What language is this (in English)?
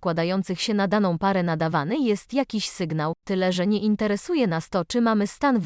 Polish